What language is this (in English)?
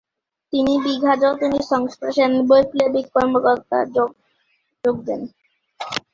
Bangla